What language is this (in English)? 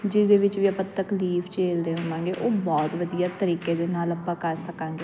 Punjabi